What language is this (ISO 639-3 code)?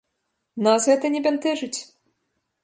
bel